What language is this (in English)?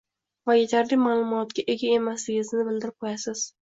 Uzbek